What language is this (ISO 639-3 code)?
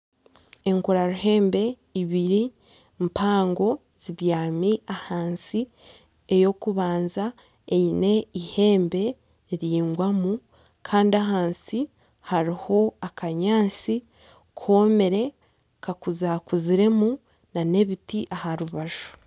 nyn